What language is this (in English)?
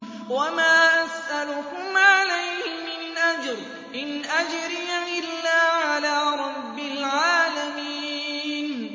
Arabic